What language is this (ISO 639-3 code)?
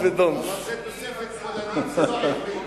heb